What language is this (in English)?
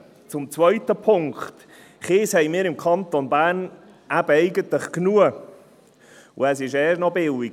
Swiss German